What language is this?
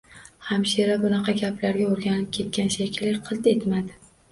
Uzbek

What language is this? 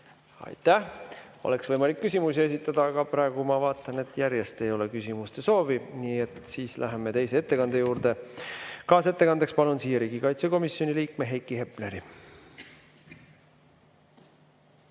Estonian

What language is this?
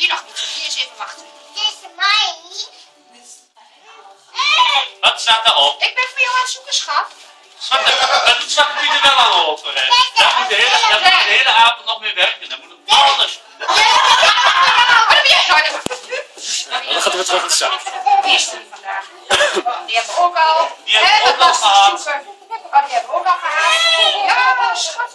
Dutch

